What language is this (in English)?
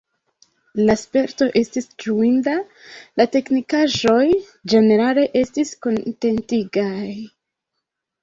Esperanto